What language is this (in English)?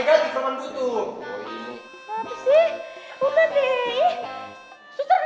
Indonesian